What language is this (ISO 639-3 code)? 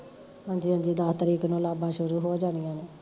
pan